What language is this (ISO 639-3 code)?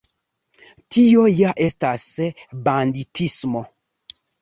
epo